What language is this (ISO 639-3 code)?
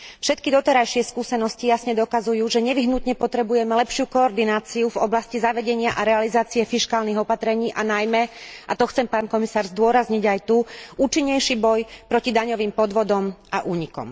slk